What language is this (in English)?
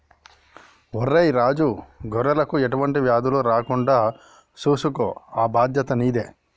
Telugu